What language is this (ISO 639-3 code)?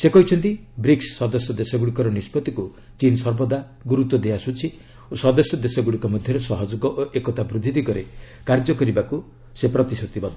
ori